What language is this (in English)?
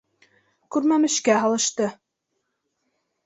Bashkir